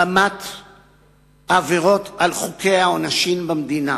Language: Hebrew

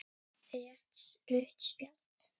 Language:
Icelandic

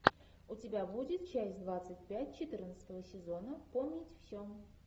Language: Russian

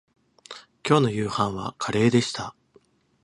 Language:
Japanese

